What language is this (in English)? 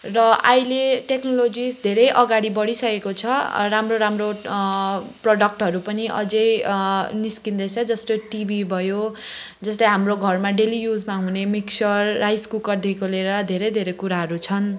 Nepali